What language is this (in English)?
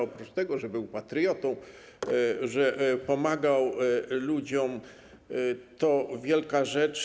Polish